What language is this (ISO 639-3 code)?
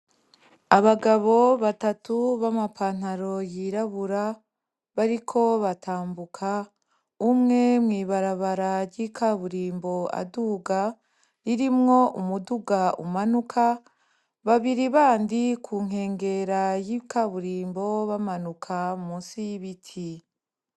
run